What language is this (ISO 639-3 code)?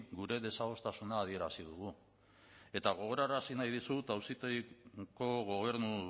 eus